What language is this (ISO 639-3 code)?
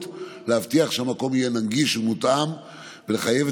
heb